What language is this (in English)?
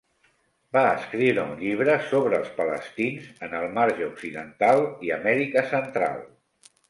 Catalan